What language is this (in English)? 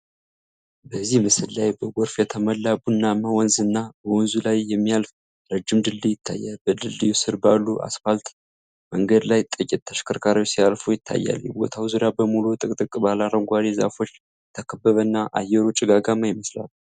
Amharic